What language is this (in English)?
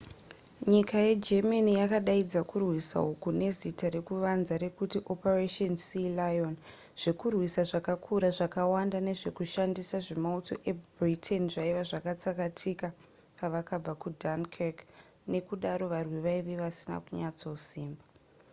Shona